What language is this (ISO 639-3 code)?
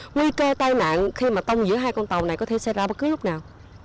vie